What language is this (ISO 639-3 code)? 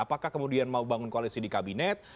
ind